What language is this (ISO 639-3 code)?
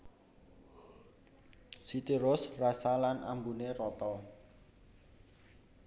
jav